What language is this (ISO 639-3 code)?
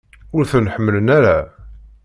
kab